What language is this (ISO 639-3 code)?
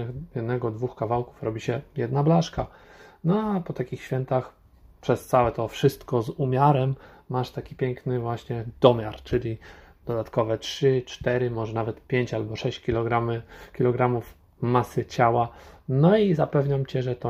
pol